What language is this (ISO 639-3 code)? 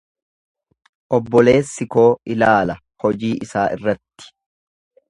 orm